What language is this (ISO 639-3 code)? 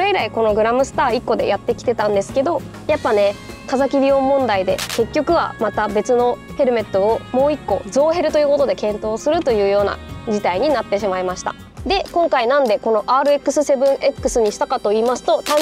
jpn